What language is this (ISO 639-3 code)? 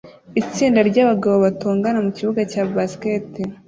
kin